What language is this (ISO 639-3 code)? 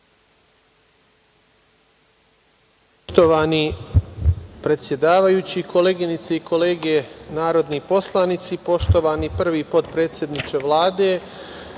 srp